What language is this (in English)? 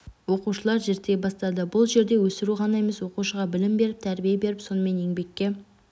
Kazakh